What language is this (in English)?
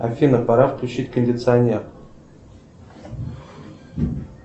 Russian